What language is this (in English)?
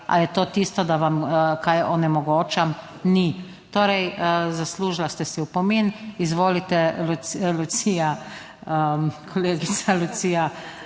Slovenian